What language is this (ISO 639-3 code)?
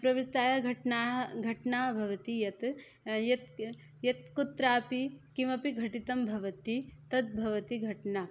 san